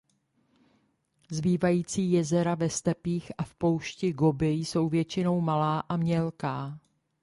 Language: Czech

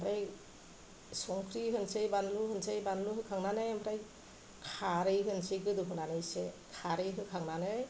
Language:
Bodo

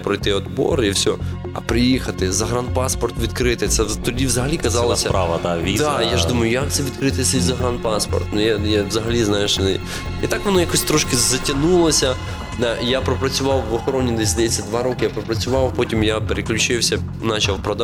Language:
Ukrainian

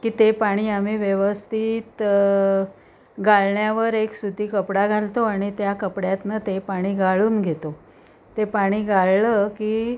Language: Marathi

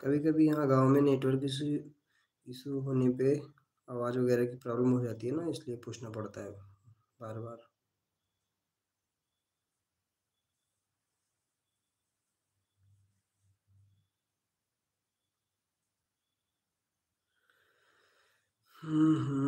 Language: Hindi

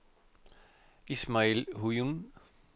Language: Danish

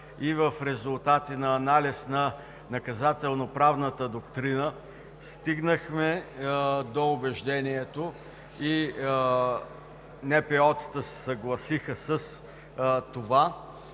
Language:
Bulgarian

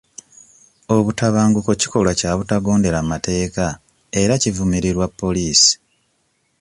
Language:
Ganda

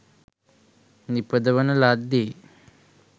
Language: Sinhala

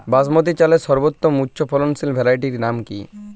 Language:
Bangla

